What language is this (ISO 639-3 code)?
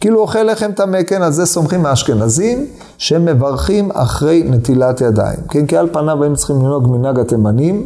heb